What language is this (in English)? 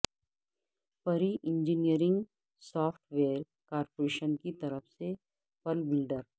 Urdu